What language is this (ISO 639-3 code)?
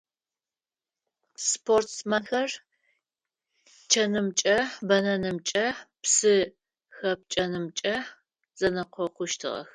ady